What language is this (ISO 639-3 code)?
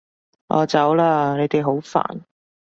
yue